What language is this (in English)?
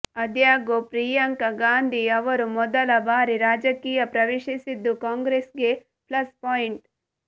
Kannada